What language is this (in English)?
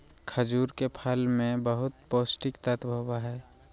Magahi